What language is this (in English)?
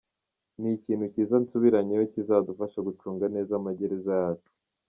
Kinyarwanda